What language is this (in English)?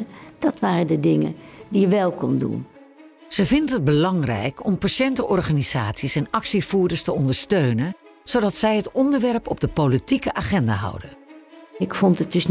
Dutch